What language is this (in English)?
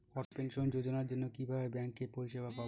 Bangla